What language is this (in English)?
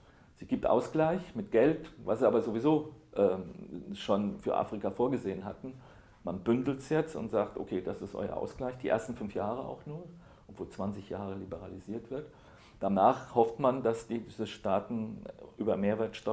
German